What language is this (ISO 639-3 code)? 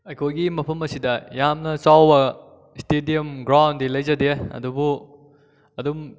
mni